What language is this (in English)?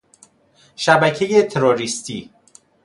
Persian